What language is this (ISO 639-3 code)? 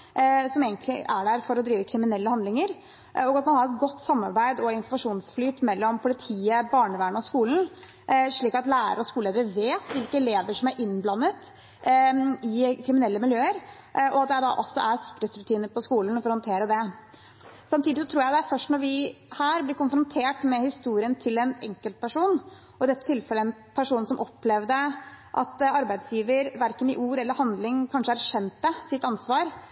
nob